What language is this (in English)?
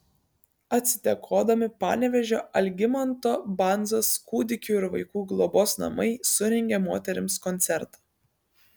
Lithuanian